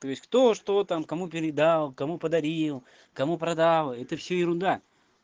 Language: Russian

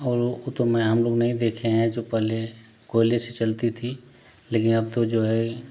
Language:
Hindi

